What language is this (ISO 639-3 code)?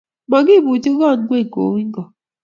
kln